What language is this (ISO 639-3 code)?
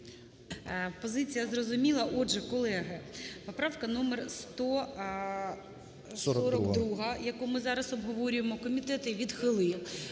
ukr